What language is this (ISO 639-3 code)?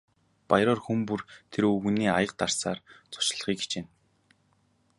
mon